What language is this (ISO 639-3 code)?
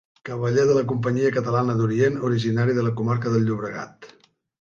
cat